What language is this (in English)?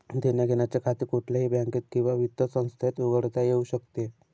Marathi